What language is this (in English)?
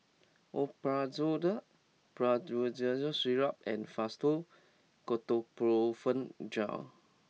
English